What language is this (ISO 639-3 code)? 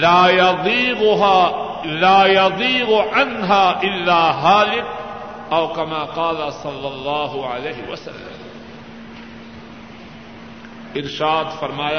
urd